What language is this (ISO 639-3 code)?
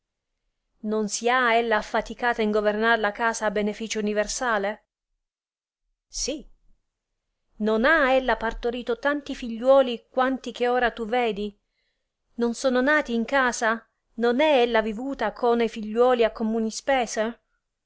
ita